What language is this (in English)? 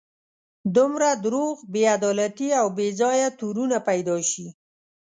Pashto